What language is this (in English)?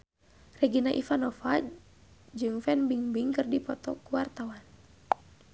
Sundanese